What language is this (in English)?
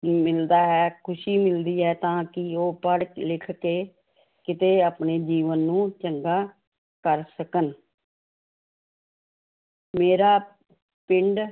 Punjabi